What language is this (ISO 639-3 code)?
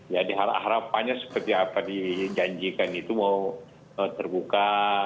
ind